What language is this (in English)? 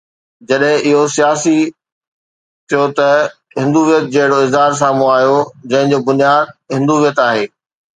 Sindhi